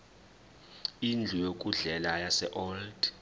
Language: Zulu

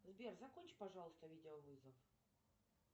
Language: Russian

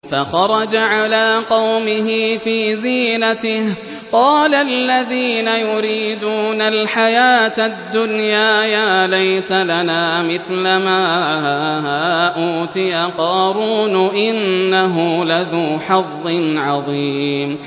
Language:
Arabic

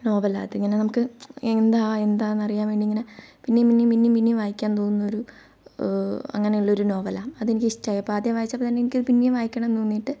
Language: Malayalam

